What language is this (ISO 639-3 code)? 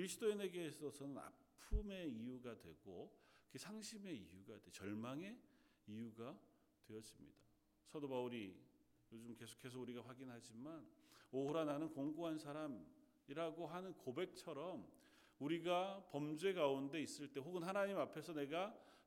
kor